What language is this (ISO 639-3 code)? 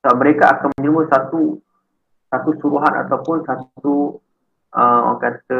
msa